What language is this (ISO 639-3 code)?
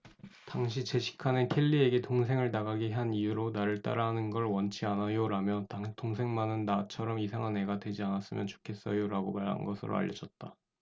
kor